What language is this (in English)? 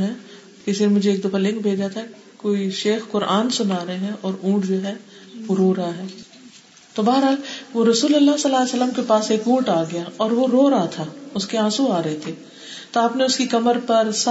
Urdu